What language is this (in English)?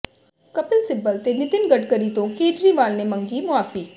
Punjabi